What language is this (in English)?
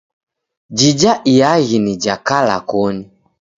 Taita